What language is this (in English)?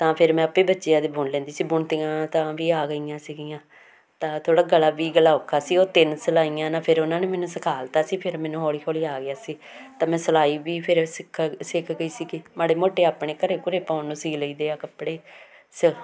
Punjabi